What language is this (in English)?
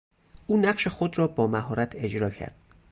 Persian